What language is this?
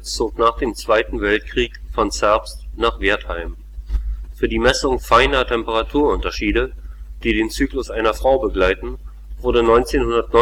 German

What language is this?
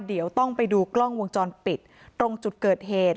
Thai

